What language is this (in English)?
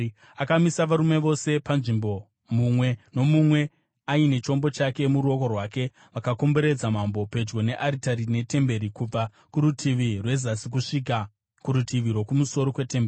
Shona